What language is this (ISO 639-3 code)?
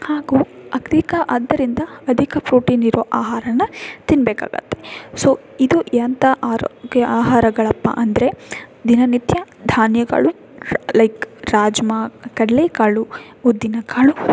kan